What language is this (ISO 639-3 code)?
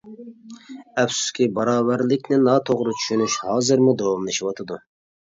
uig